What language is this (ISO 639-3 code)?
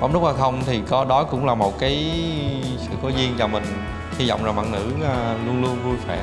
vie